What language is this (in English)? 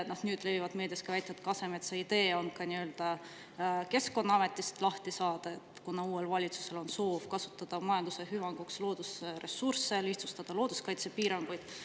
Estonian